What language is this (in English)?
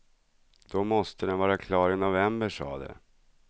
Swedish